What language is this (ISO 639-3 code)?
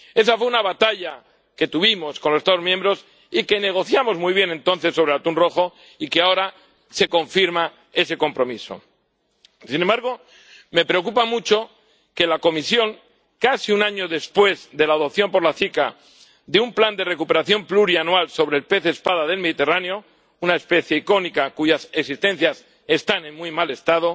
spa